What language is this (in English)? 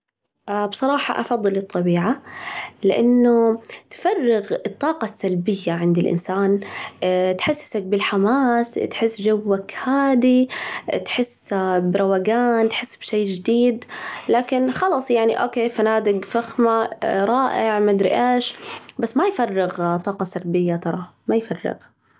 Najdi Arabic